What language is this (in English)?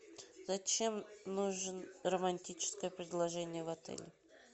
Russian